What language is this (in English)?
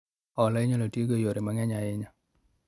Luo (Kenya and Tanzania)